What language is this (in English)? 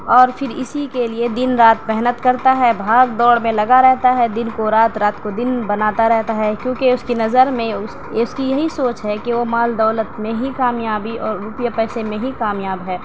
Urdu